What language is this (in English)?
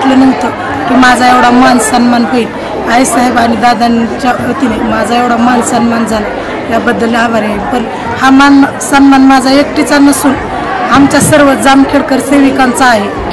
Marathi